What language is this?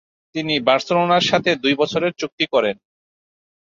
Bangla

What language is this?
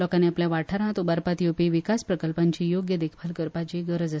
Konkani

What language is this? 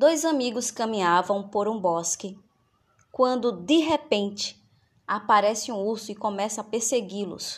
Portuguese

